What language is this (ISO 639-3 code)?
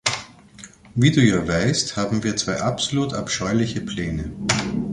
deu